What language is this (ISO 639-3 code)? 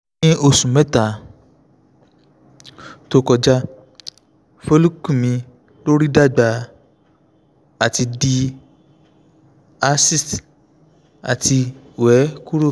yor